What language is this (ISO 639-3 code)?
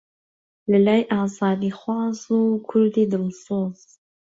ckb